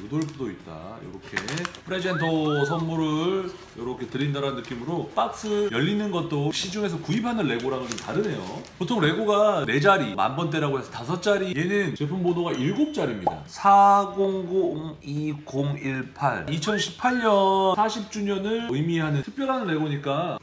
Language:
Korean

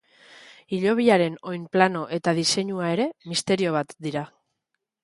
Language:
Basque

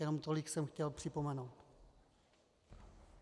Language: Czech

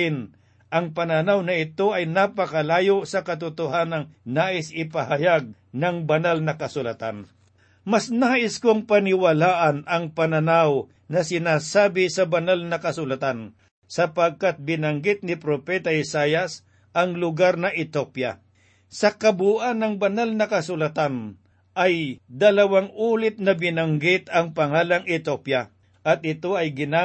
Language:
Filipino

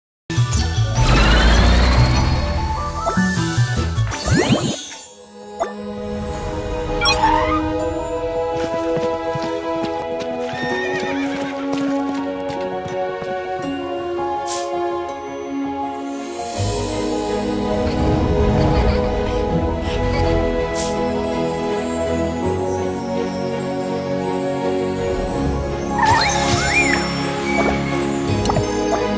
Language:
Korean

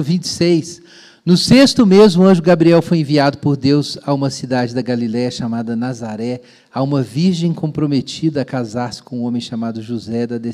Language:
Portuguese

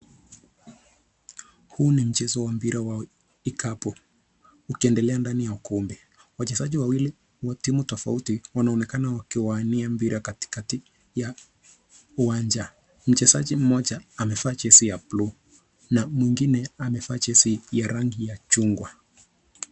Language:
Swahili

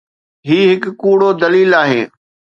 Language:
Sindhi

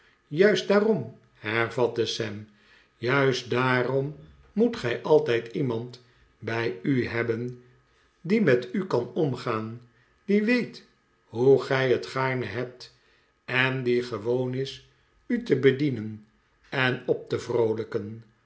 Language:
Dutch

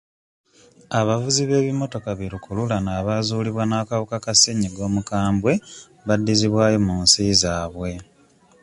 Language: Ganda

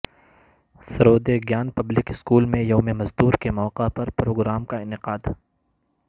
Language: Urdu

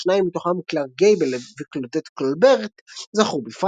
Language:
Hebrew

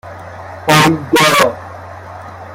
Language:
Persian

